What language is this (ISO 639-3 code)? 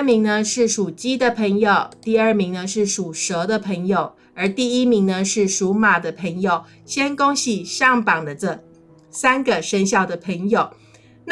zho